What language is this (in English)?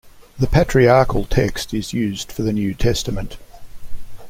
English